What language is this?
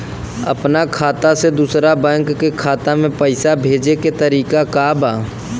Bhojpuri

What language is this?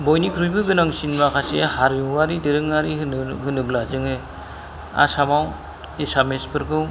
Bodo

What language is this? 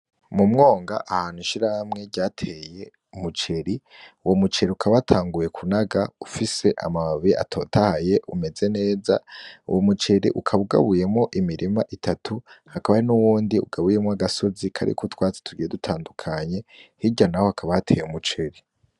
Rundi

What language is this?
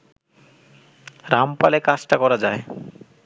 Bangla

